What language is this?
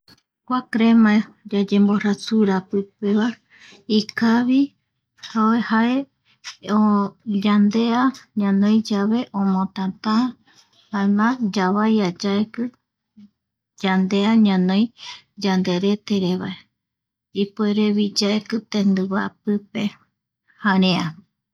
Eastern Bolivian Guaraní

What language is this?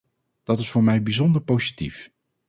Dutch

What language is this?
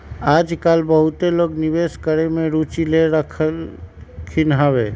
Magahi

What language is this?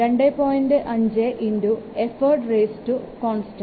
Malayalam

